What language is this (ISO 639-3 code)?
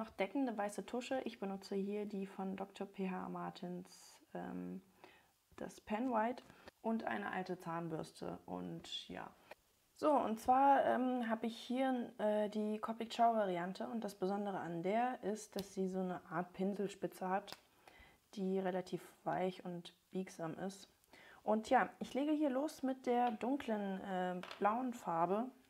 deu